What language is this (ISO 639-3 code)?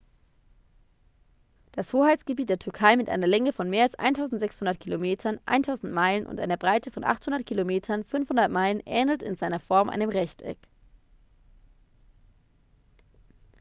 deu